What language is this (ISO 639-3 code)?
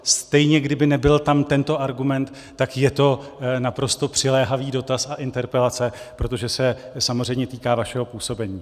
ces